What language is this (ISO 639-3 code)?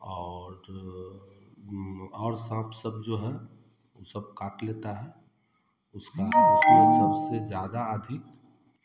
hin